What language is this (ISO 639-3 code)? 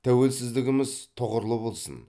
kaz